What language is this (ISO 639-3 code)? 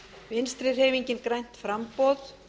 isl